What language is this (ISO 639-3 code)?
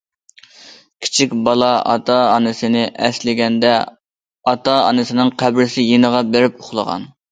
uig